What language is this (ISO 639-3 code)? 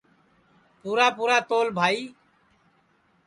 ssi